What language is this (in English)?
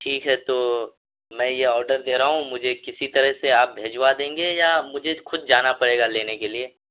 Urdu